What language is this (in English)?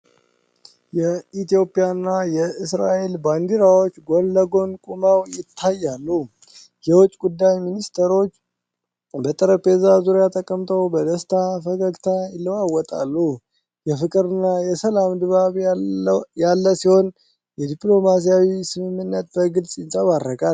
Amharic